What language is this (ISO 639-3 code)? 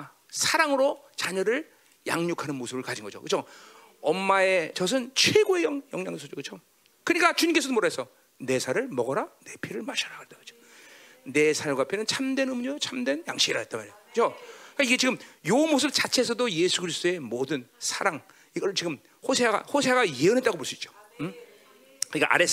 kor